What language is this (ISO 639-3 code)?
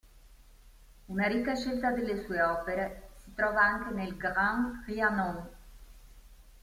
ita